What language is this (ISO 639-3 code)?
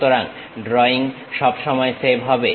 ben